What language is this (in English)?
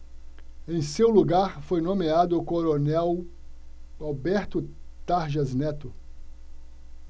Portuguese